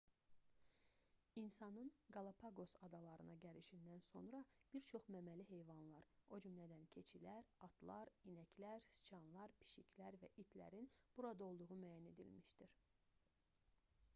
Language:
Azerbaijani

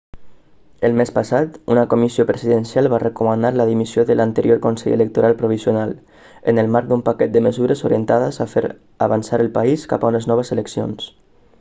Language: Catalan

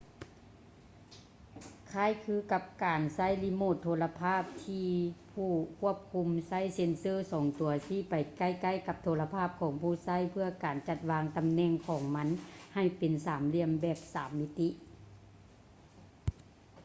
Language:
Lao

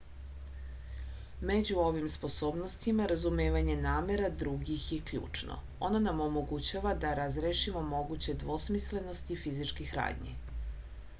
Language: Serbian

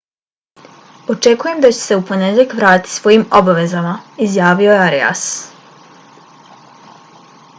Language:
Bosnian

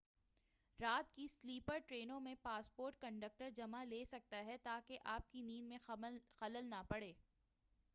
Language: Urdu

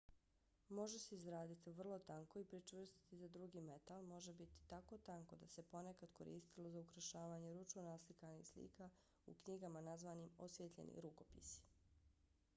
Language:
Bosnian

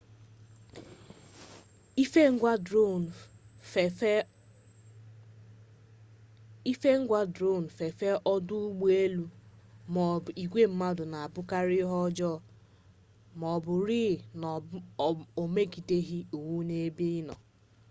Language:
Igbo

